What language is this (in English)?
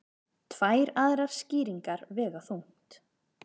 Icelandic